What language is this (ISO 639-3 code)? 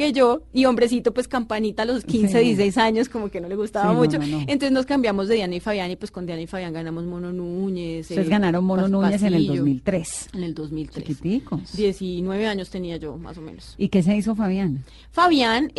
spa